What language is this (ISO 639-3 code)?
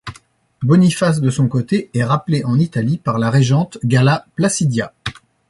fra